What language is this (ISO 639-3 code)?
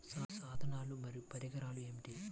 tel